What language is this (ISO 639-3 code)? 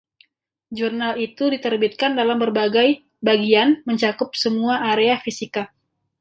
ind